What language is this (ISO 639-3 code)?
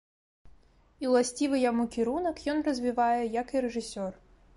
bel